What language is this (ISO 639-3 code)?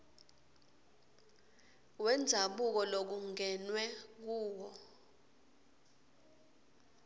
ssw